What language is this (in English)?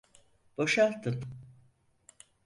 Turkish